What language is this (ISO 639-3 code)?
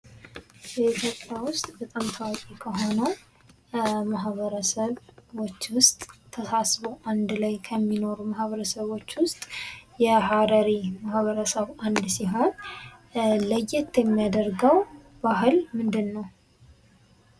amh